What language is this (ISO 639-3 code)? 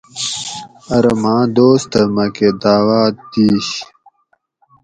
gwc